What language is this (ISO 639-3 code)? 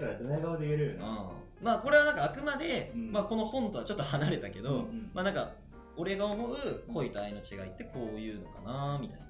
jpn